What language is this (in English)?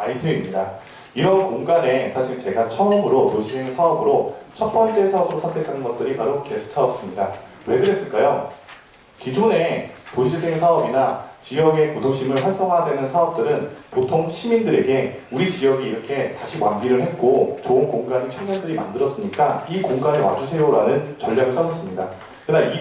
Korean